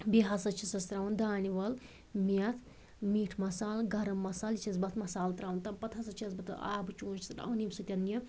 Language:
Kashmiri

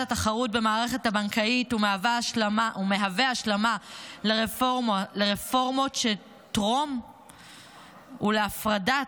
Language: Hebrew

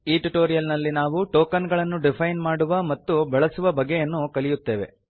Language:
Kannada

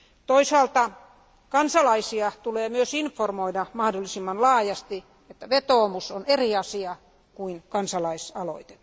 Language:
Finnish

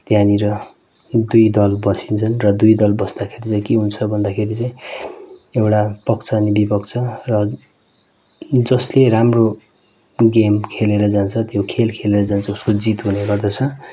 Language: Nepali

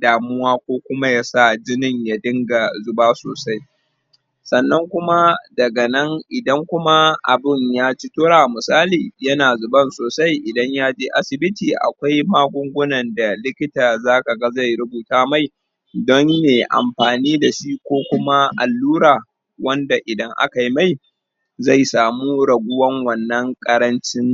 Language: Hausa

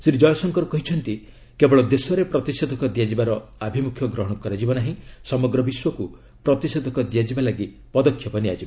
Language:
Odia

